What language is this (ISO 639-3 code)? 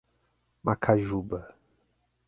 por